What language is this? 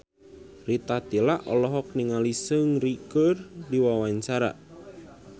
Sundanese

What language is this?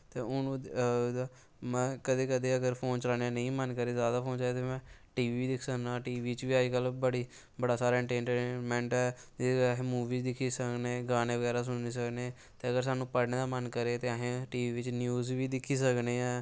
Dogri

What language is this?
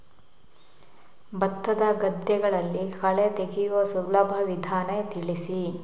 Kannada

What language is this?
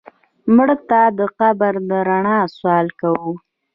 Pashto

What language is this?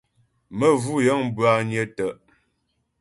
Ghomala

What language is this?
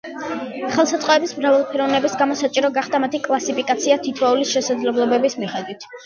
Georgian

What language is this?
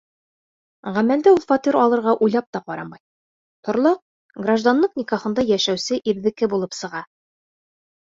Bashkir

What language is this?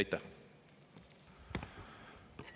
Estonian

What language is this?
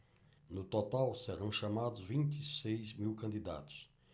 Portuguese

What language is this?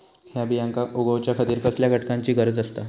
Marathi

